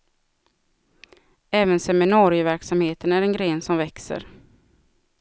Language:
Swedish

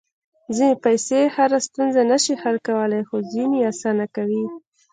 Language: Pashto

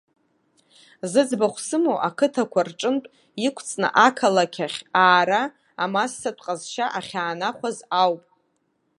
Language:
Abkhazian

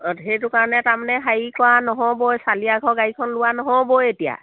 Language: Assamese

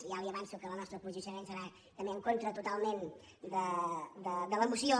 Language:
Catalan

